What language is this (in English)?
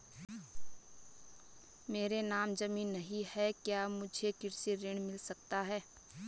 Hindi